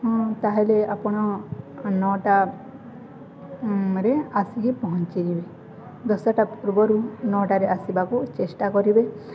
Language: Odia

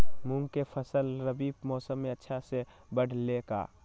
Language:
Magahi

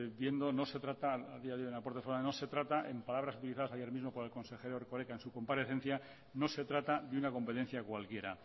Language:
Spanish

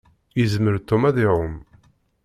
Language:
Kabyle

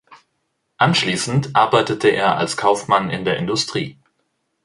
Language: German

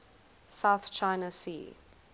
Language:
English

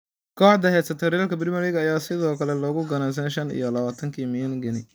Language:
Somali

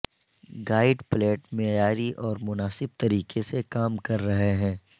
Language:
Urdu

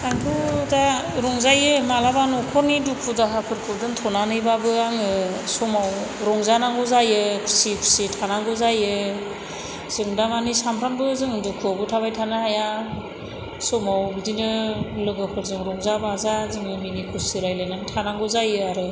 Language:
Bodo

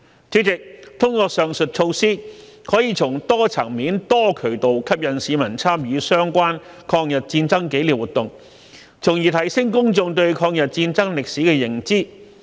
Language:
Cantonese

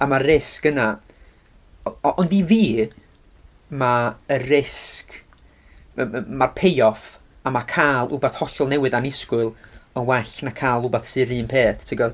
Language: Welsh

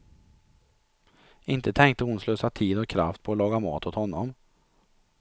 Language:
Swedish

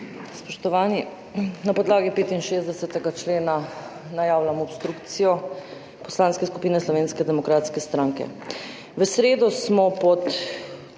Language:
Slovenian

